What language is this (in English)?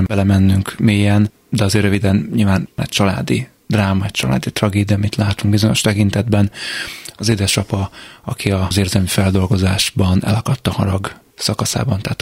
Hungarian